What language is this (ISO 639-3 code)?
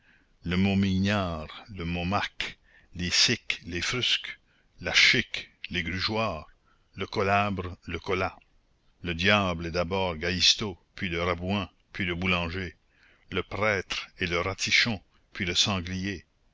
fra